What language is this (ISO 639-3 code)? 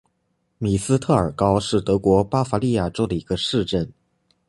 zho